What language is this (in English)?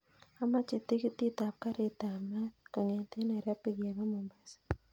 Kalenjin